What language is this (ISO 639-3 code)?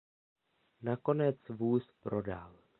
ces